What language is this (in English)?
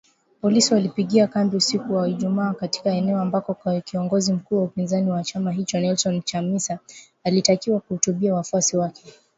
Swahili